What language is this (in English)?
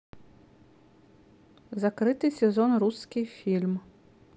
Russian